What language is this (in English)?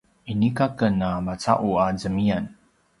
Paiwan